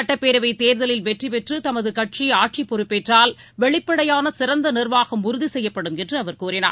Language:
Tamil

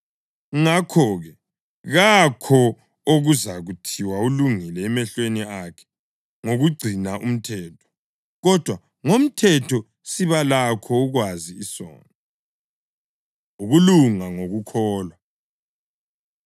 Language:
North Ndebele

